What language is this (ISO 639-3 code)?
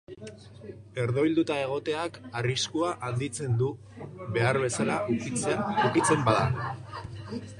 eus